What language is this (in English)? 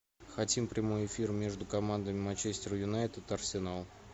Russian